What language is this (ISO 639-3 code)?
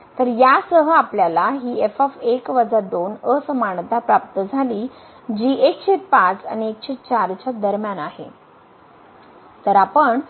mar